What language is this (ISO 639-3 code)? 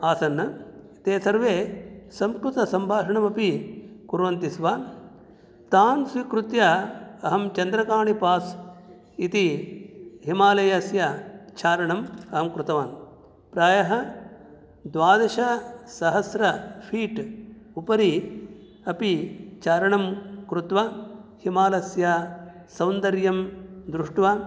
san